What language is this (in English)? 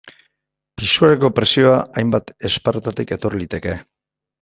Basque